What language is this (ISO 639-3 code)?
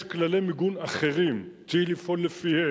heb